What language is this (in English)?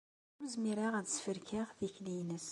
Kabyle